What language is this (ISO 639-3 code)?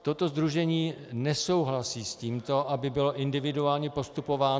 ces